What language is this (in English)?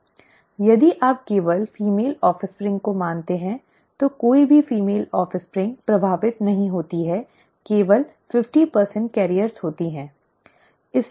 Hindi